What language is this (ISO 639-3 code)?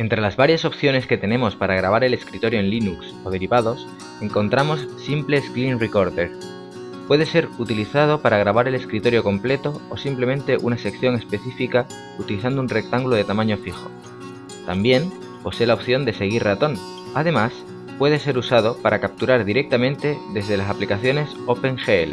spa